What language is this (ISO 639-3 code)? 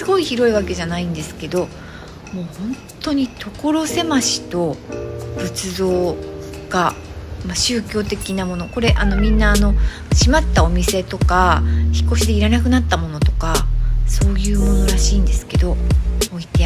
jpn